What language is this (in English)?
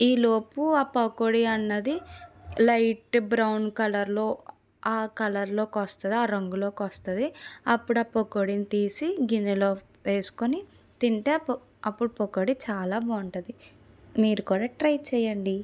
Telugu